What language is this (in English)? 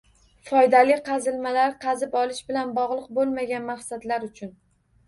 Uzbek